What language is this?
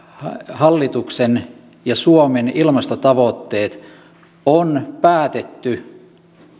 Finnish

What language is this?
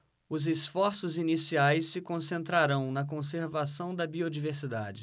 Portuguese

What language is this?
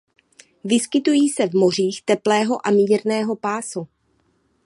Czech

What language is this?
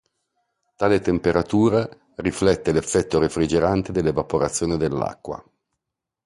Italian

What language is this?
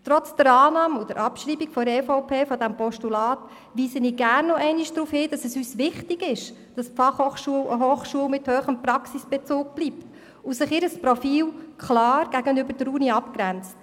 Swiss German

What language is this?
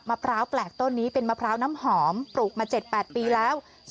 Thai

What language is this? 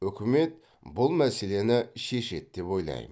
Kazakh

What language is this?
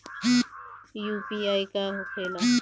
Bhojpuri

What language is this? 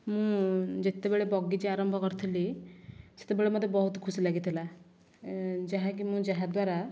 Odia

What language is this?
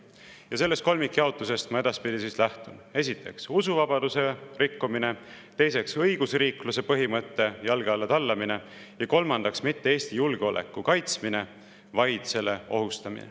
Estonian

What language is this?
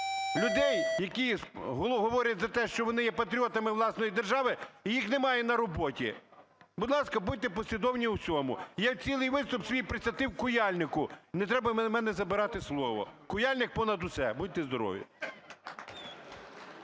Ukrainian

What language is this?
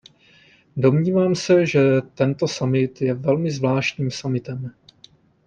Czech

